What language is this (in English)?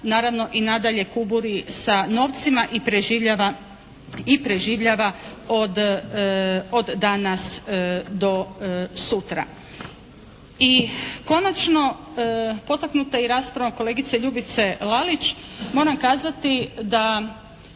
Croatian